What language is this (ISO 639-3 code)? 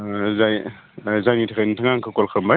brx